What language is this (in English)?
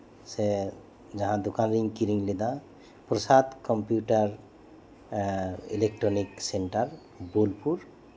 Santali